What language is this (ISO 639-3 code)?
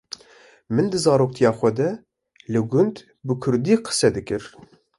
kur